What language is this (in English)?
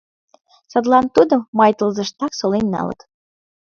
Mari